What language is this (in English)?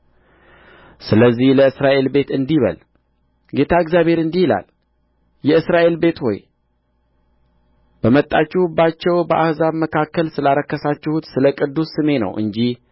Amharic